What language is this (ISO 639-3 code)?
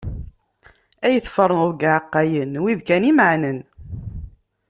kab